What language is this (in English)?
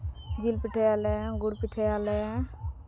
Santali